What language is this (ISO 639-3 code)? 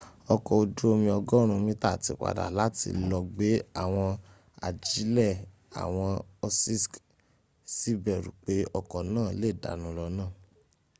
yor